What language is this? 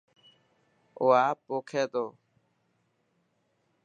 Dhatki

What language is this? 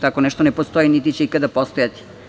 Serbian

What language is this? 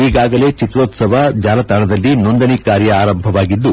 Kannada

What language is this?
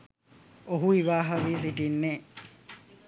Sinhala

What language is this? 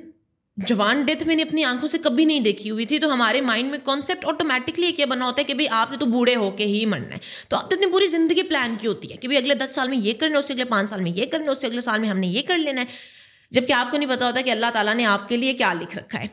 Urdu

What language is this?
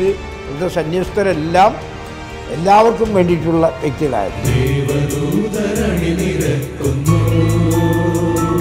Malayalam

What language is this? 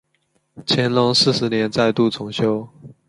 Chinese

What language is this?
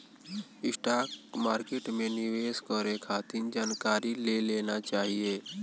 Bhojpuri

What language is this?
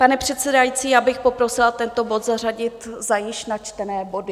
Czech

